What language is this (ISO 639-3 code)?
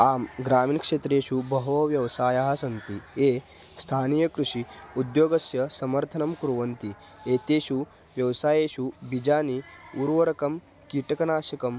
san